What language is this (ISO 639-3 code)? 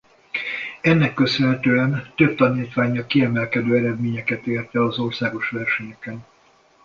hun